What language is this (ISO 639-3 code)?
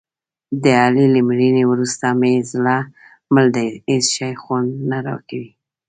pus